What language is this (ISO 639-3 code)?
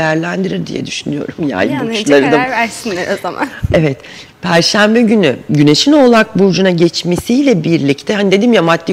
tur